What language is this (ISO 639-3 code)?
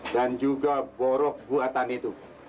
ind